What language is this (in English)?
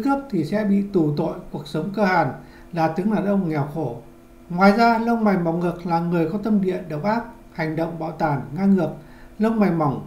Vietnamese